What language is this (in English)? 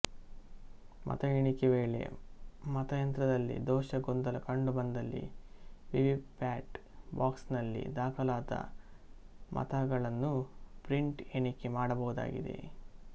Kannada